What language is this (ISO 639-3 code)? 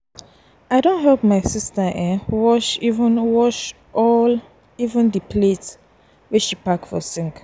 pcm